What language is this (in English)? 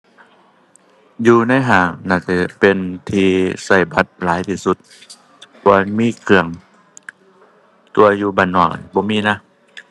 Thai